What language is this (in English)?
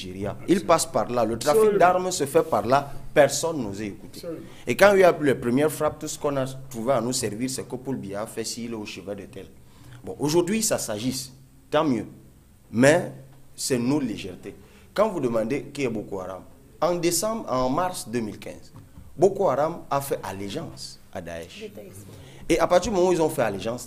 French